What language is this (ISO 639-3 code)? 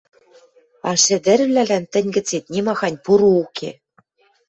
mrj